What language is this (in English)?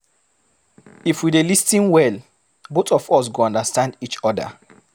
Nigerian Pidgin